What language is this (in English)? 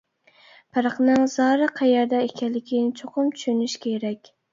Uyghur